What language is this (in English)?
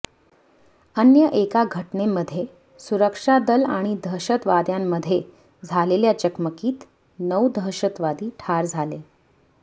Marathi